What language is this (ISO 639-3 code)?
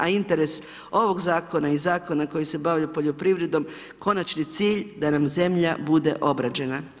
hrv